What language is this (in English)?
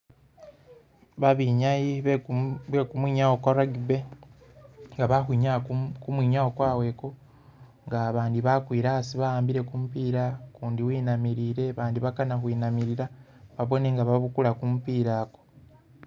Masaaba